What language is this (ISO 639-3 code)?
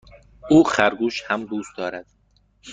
fas